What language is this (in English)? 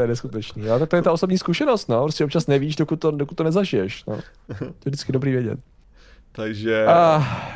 Czech